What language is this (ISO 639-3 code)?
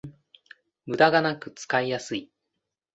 jpn